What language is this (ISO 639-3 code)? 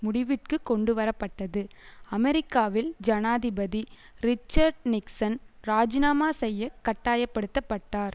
tam